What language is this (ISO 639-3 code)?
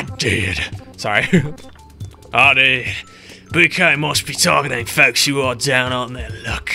eng